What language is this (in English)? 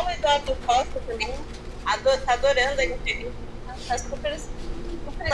Portuguese